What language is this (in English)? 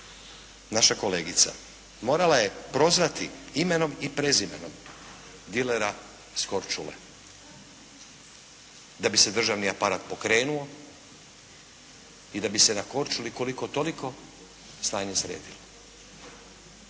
Croatian